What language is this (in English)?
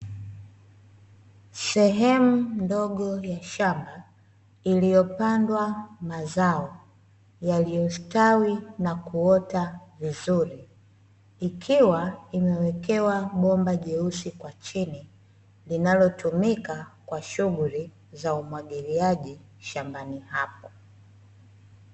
Swahili